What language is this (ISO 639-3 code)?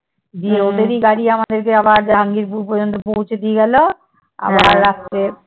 ben